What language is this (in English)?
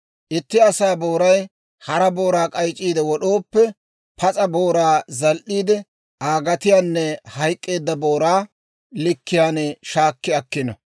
Dawro